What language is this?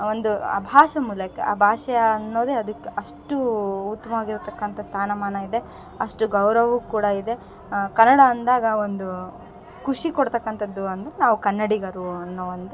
Kannada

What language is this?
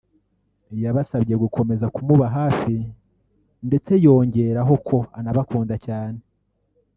Kinyarwanda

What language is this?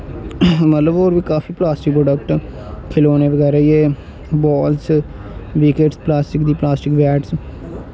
Dogri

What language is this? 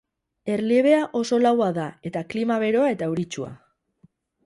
Basque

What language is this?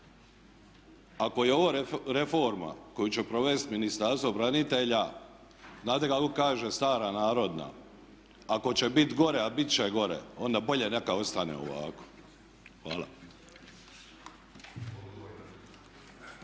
Croatian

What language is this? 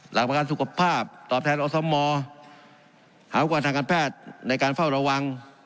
Thai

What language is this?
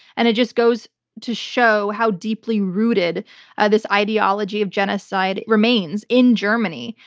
English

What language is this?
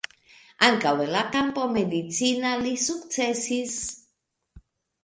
Esperanto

